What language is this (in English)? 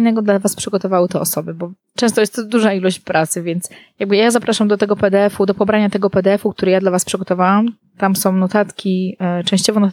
Polish